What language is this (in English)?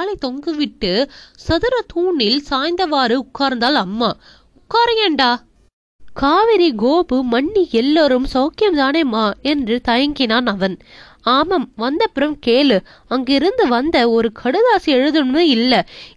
Tamil